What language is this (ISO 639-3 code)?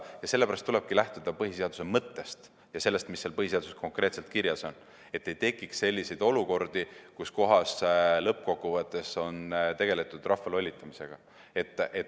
est